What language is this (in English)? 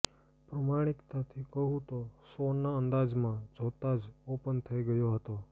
Gujarati